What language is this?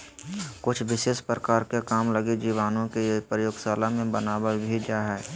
Magahi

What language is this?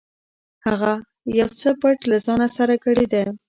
Pashto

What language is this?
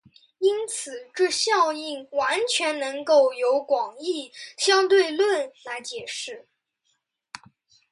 Chinese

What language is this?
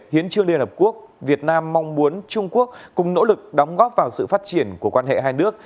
Vietnamese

